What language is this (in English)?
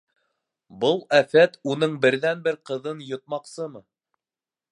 Bashkir